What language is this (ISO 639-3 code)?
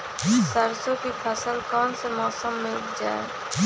mag